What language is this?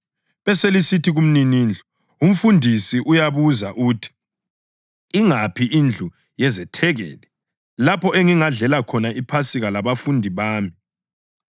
North Ndebele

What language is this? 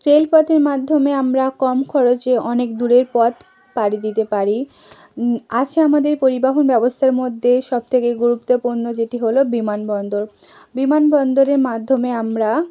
Bangla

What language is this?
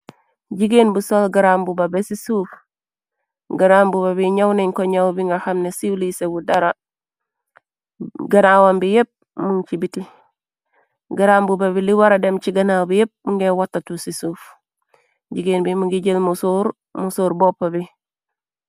Wolof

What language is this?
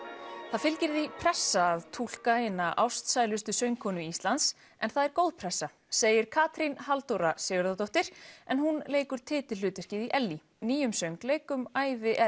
Icelandic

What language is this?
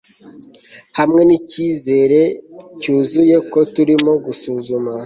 Kinyarwanda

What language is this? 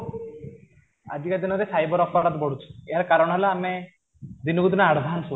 Odia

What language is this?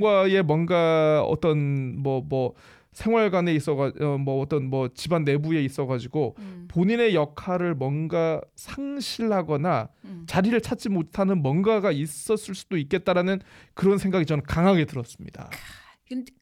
Korean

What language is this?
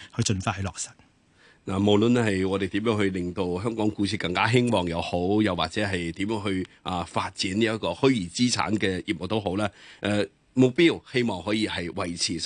Chinese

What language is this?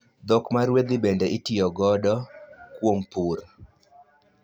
Luo (Kenya and Tanzania)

